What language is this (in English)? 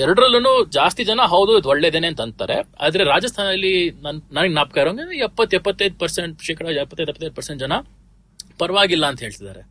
Kannada